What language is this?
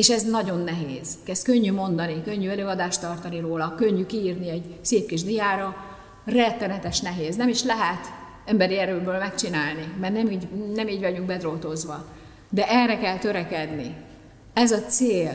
Hungarian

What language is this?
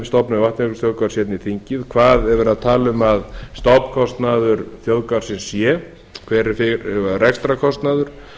Icelandic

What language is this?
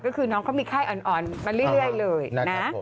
Thai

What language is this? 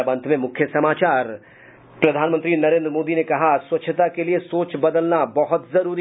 Hindi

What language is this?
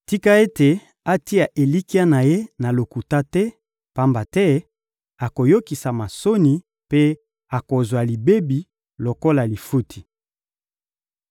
Lingala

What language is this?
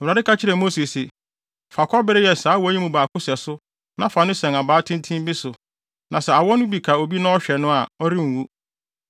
Akan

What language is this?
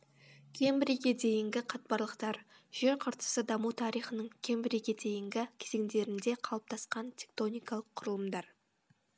Kazakh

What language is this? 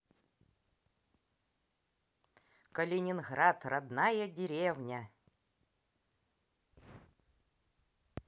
Russian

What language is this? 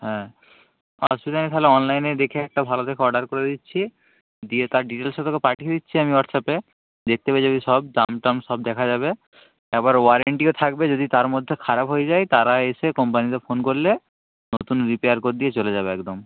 Bangla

